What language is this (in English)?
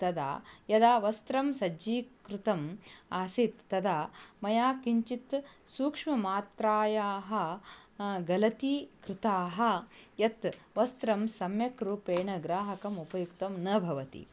Sanskrit